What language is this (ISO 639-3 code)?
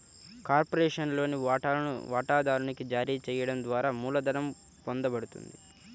tel